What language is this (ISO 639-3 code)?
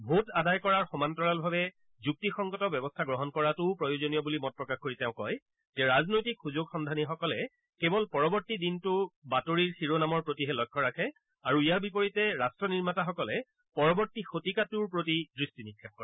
asm